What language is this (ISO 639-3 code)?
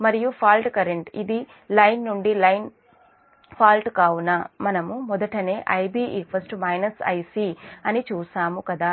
tel